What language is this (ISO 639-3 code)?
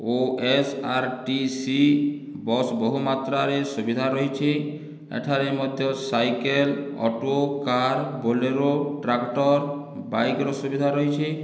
ori